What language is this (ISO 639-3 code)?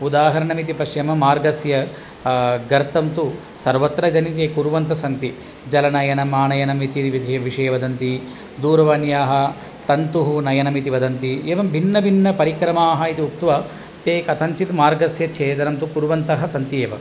san